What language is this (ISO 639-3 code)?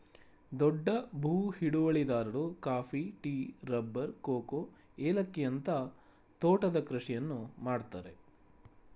kan